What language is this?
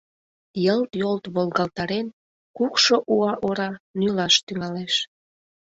Mari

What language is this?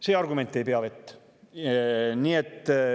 Estonian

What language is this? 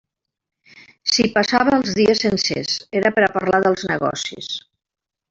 Catalan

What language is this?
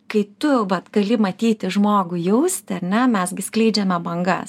Lithuanian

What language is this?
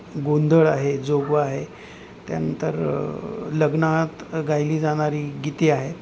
Marathi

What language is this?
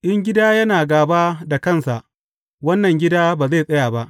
Hausa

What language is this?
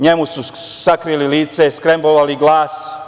Serbian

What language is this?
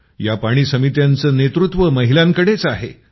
Marathi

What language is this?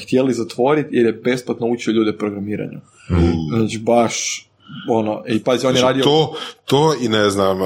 Croatian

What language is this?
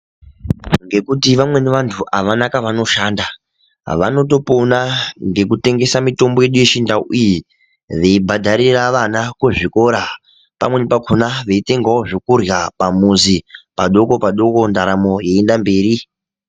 Ndau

